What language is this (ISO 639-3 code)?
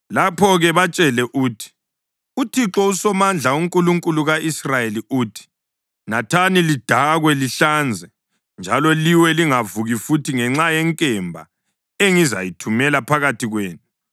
nde